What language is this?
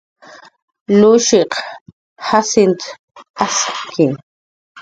Jaqaru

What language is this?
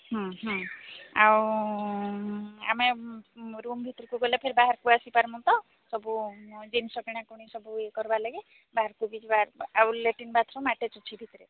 Odia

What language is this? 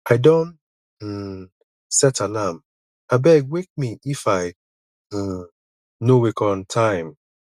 Nigerian Pidgin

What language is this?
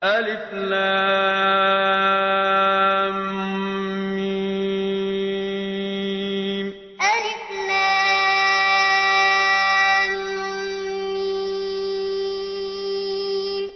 Arabic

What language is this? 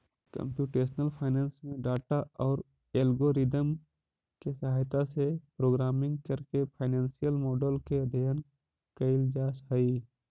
Magahi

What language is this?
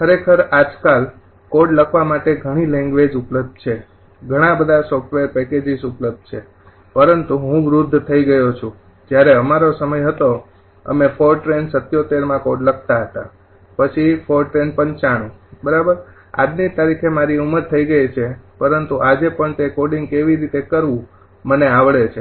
Gujarati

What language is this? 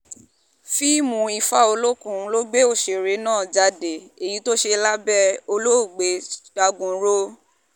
Yoruba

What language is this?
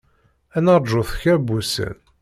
Kabyle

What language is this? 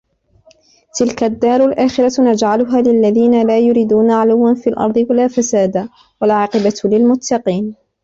Arabic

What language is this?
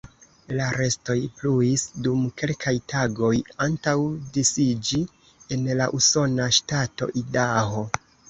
Esperanto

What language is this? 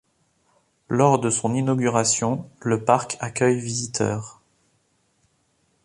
French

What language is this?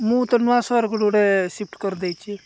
Odia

